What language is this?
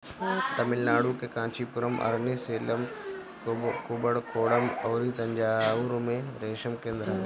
Bhojpuri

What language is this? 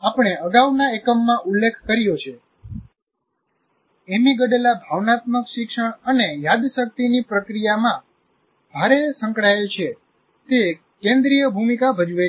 Gujarati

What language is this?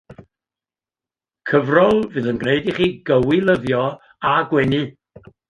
Welsh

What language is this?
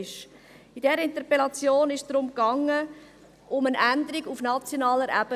Swiss German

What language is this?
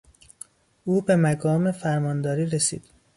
Persian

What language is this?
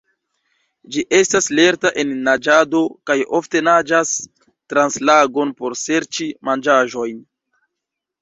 Esperanto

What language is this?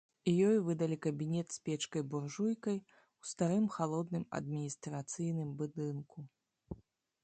Belarusian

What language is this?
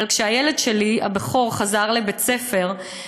Hebrew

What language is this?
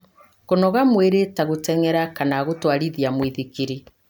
Kikuyu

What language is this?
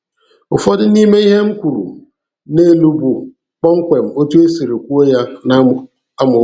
Igbo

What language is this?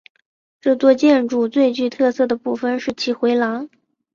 Chinese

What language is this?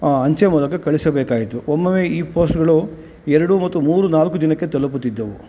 Kannada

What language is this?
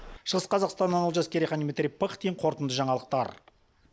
Kazakh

